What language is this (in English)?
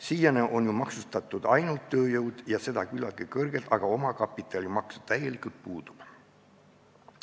Estonian